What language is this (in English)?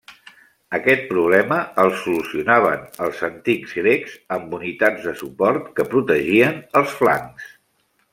Catalan